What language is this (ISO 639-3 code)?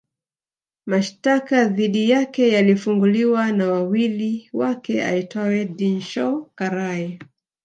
swa